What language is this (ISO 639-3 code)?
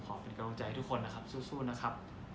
tha